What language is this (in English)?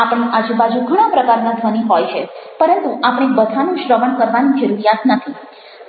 Gujarati